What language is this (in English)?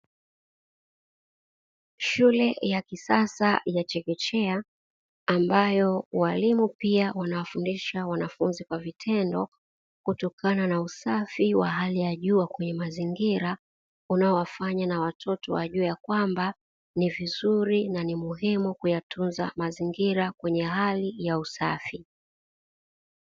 Swahili